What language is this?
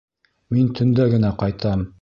Bashkir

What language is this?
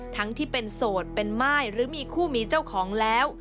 Thai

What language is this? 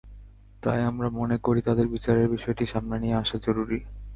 Bangla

